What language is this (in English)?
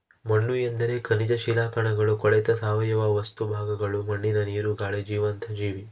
Kannada